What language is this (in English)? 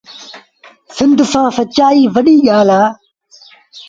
Sindhi Bhil